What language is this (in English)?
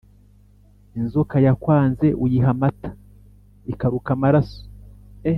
Kinyarwanda